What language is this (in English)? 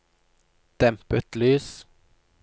Norwegian